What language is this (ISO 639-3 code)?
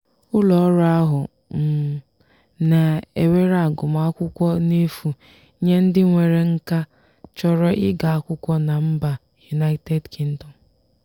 ibo